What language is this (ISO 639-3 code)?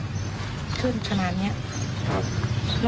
tha